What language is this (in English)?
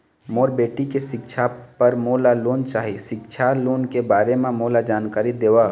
Chhattisgarhi